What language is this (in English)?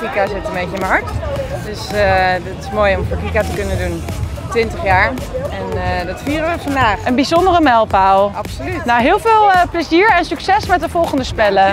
Dutch